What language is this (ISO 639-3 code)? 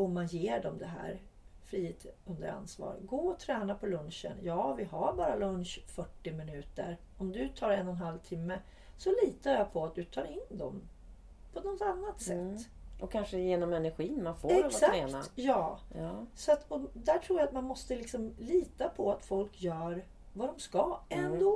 swe